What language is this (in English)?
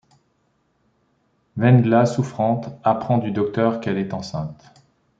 French